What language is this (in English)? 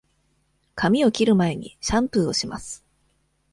Japanese